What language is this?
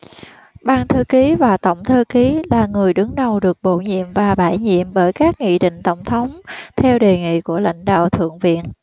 Vietnamese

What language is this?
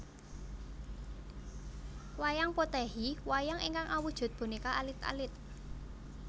Javanese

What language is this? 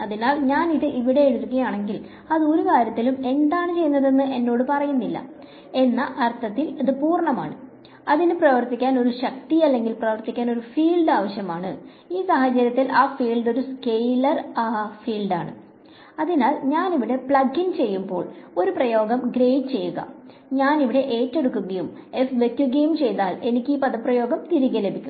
Malayalam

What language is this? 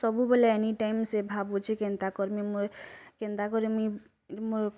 Odia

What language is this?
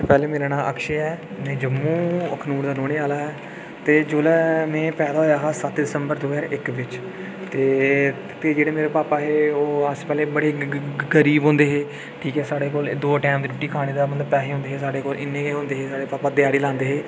Dogri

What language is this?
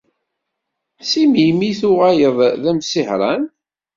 Kabyle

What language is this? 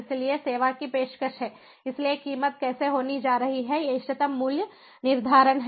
Hindi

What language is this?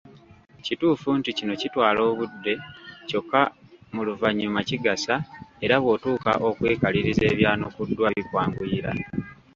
Ganda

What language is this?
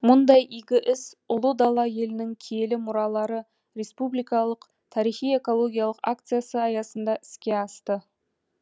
Kazakh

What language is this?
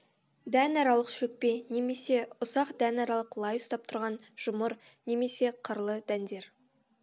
Kazakh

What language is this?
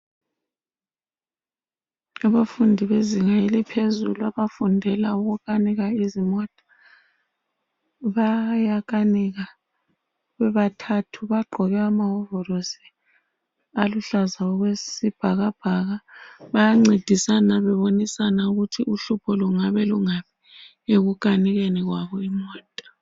North Ndebele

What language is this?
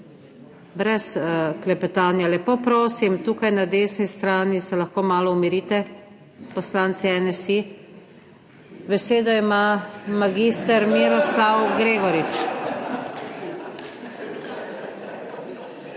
Slovenian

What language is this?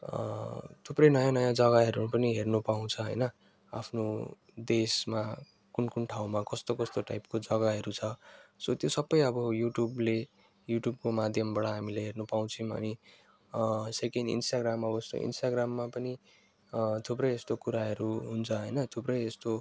Nepali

